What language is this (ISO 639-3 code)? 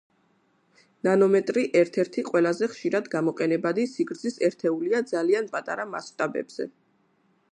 kat